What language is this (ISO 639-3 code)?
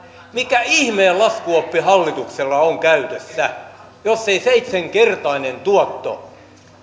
fin